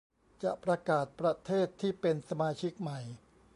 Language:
Thai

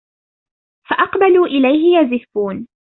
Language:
Arabic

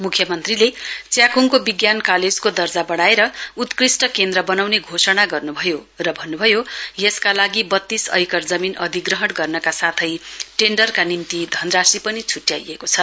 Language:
Nepali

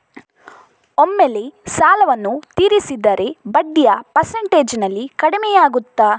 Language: Kannada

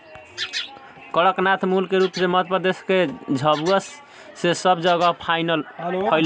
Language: Bhojpuri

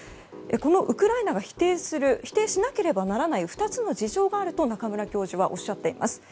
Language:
Japanese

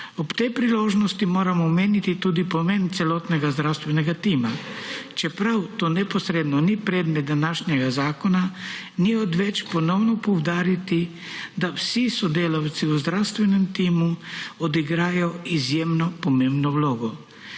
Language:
Slovenian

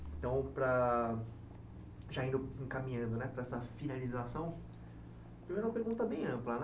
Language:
Portuguese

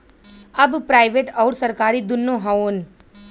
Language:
Bhojpuri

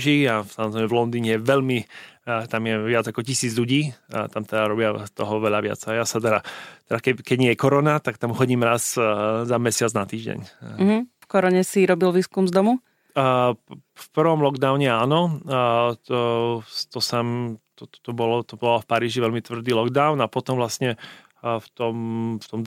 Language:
Slovak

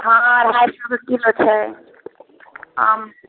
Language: Maithili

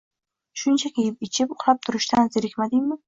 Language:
Uzbek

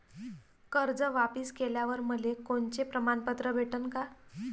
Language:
Marathi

